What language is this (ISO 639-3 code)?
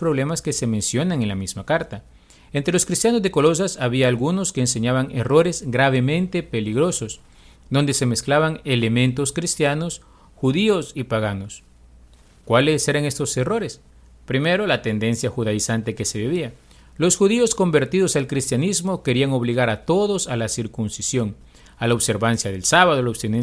spa